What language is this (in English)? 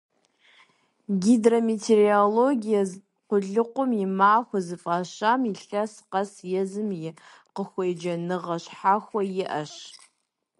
Kabardian